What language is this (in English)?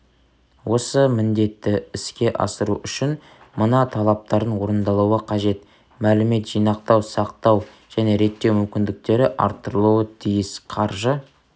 Kazakh